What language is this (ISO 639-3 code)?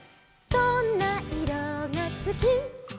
jpn